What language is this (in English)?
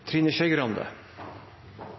Norwegian Bokmål